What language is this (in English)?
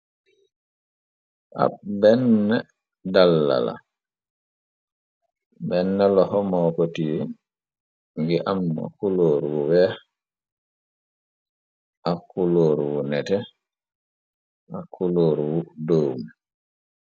Wolof